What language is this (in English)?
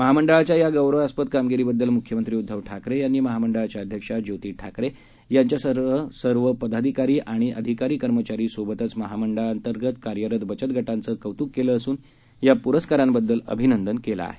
Marathi